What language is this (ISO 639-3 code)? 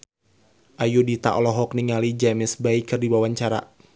sun